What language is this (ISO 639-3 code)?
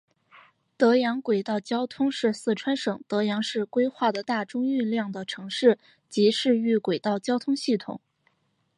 zho